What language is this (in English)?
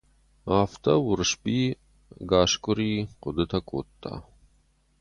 Ossetic